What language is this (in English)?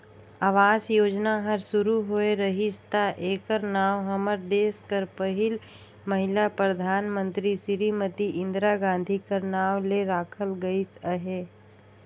Chhattisgarhi